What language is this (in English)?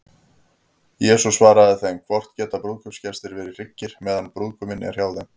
Icelandic